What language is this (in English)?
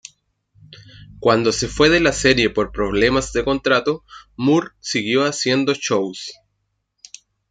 Spanish